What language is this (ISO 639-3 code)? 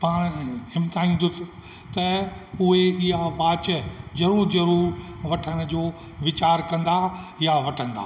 snd